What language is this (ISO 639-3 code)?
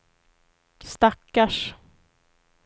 swe